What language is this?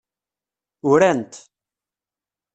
Kabyle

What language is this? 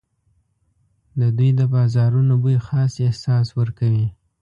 Pashto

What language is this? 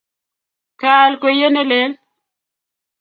Kalenjin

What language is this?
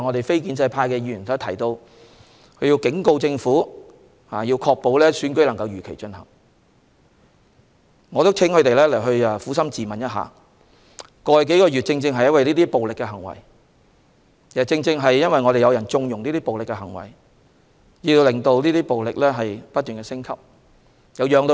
Cantonese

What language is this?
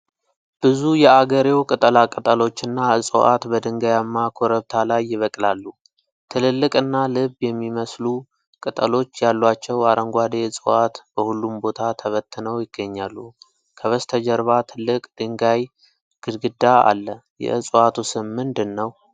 Amharic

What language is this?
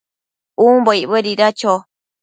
Matsés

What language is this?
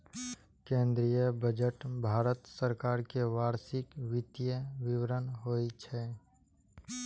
Maithili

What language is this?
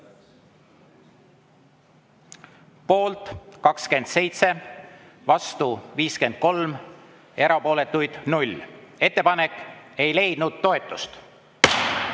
Estonian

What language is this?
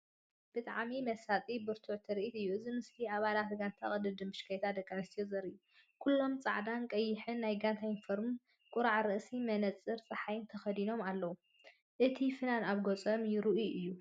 Tigrinya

